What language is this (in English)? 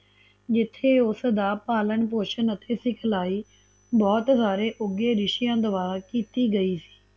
Punjabi